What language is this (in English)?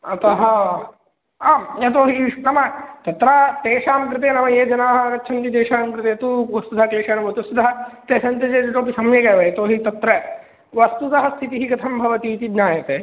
Sanskrit